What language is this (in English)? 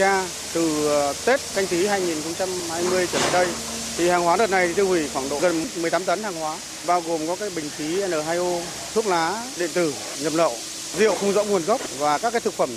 Vietnamese